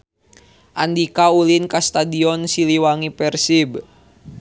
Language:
Sundanese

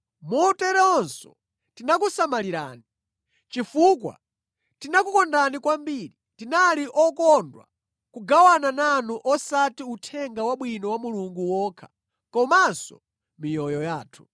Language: Nyanja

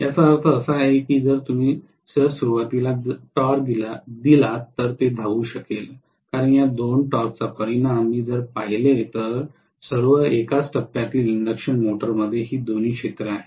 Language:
Marathi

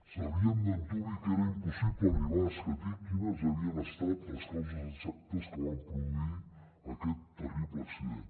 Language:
Catalan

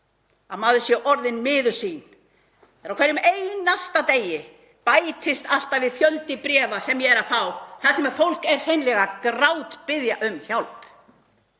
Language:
Icelandic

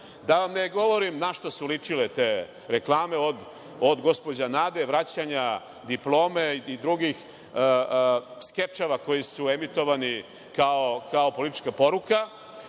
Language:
Serbian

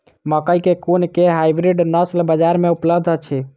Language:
Maithili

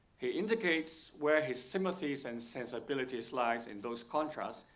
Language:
English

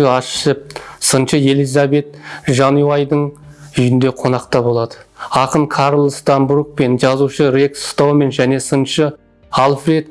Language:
Turkish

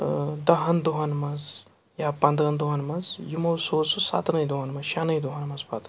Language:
Kashmiri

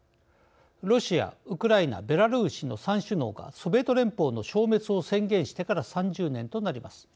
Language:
Japanese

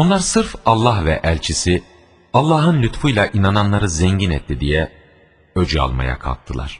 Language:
Turkish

